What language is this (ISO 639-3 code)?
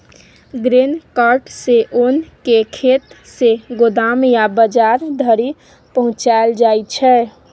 mai